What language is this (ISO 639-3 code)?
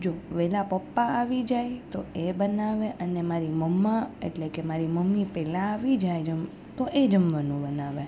guj